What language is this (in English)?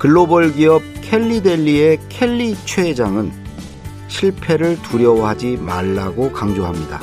Korean